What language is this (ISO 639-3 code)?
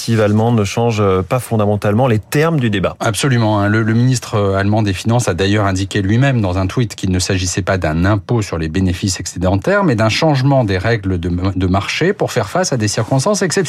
fra